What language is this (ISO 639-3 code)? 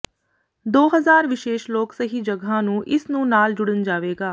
pan